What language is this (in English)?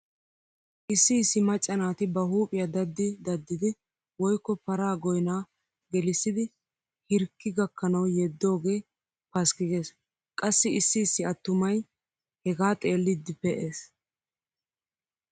Wolaytta